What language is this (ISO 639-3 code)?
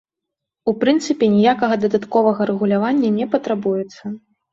bel